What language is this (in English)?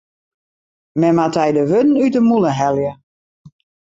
Western Frisian